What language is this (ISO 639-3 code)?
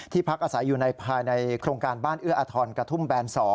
tha